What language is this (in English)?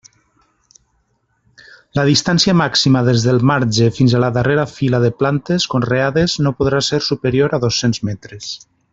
Catalan